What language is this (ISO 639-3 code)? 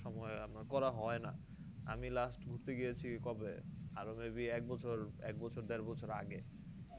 ben